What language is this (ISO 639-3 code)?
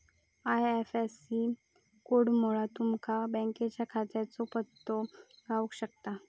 mar